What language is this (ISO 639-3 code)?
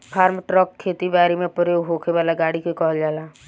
bho